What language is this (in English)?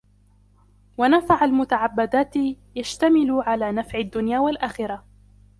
Arabic